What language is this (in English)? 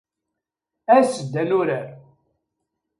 Kabyle